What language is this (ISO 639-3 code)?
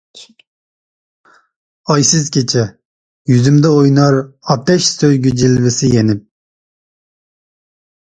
uig